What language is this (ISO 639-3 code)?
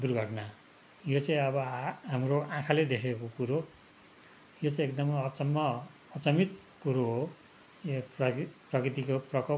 nep